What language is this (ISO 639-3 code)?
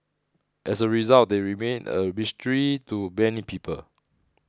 eng